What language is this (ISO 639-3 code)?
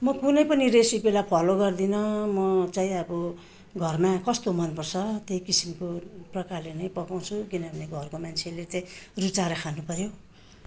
nep